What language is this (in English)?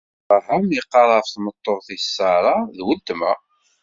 Kabyle